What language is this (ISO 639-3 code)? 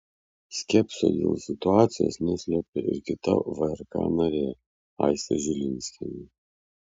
lit